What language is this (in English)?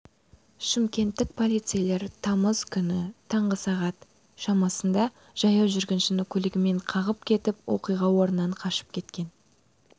Kazakh